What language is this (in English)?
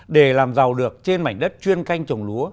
Vietnamese